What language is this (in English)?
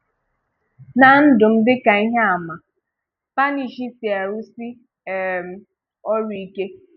Igbo